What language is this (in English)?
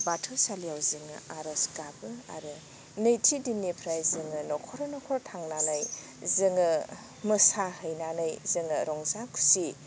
Bodo